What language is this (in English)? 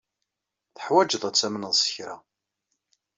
Kabyle